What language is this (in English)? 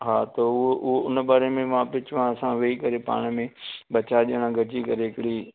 Sindhi